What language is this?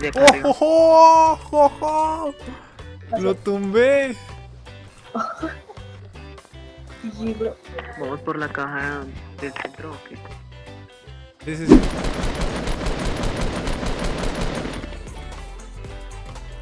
Spanish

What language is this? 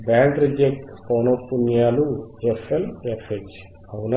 Telugu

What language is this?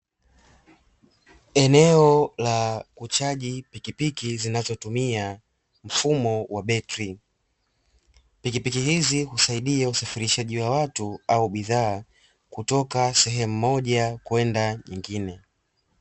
Swahili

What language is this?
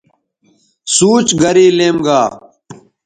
Bateri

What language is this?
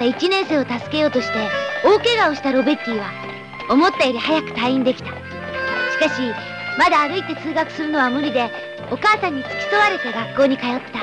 Japanese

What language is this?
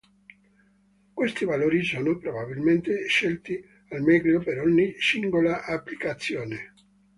Italian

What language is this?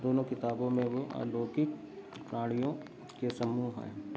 Hindi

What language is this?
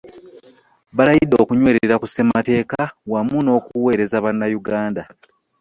Ganda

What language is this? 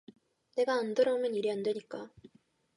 Korean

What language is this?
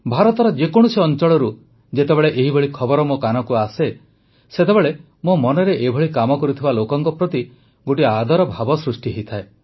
Odia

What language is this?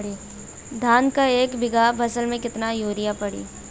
Bhojpuri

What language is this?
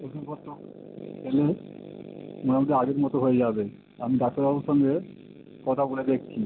Bangla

